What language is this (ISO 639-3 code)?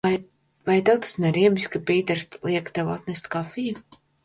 lav